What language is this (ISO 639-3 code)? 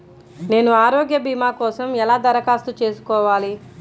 tel